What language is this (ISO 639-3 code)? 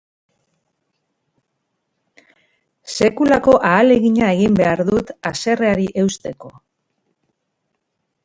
eus